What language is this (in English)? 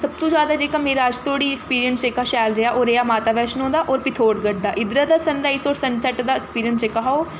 Dogri